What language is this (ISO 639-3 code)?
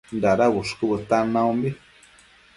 mcf